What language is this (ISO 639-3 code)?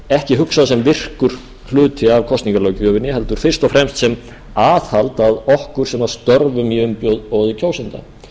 isl